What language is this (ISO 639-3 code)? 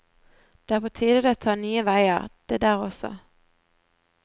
nor